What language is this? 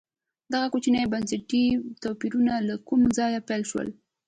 Pashto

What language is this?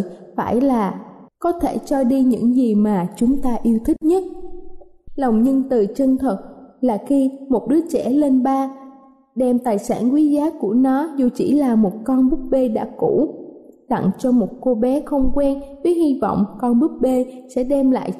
Vietnamese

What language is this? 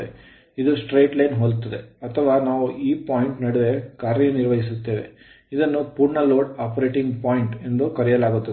Kannada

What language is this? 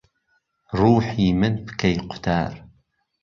Central Kurdish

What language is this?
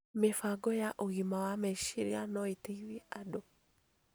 Kikuyu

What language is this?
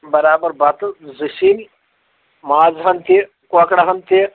Kashmiri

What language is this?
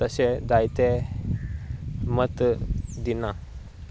Konkani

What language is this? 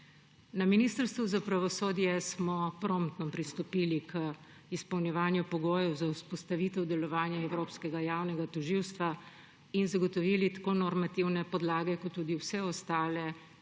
Slovenian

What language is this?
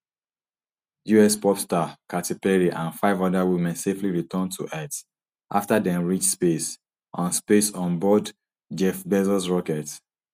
Nigerian Pidgin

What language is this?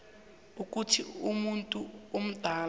South Ndebele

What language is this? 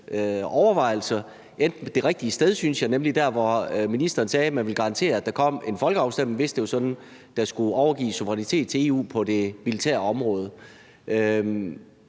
Danish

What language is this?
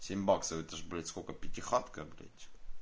Russian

